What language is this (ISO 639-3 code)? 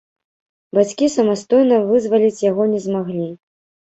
bel